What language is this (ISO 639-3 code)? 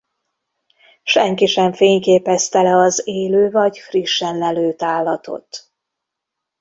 hun